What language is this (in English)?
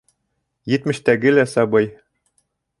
Bashkir